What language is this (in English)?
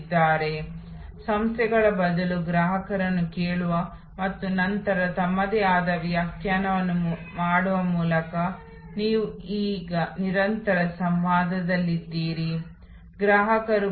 Kannada